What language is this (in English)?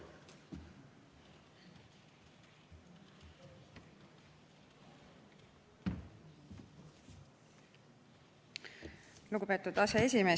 Estonian